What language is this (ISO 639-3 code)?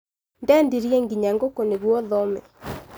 kik